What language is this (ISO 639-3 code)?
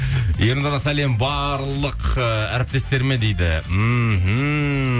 kaz